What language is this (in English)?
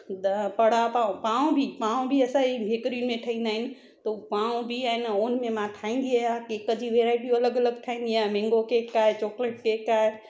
Sindhi